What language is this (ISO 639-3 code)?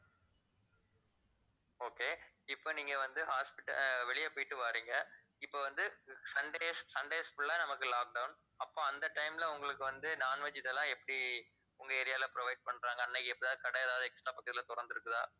tam